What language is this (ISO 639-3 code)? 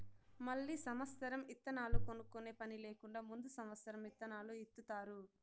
tel